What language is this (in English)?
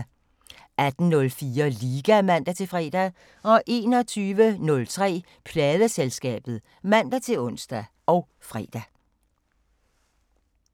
Danish